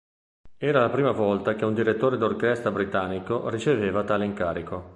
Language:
Italian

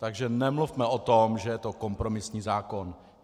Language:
Czech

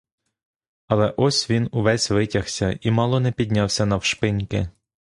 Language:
Ukrainian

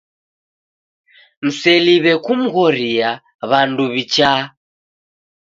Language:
Taita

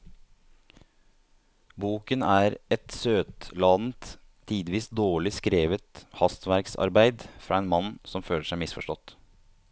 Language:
Norwegian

